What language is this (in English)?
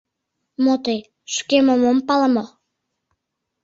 Mari